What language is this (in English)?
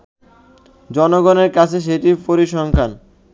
Bangla